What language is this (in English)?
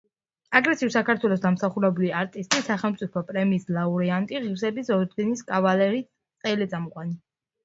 Georgian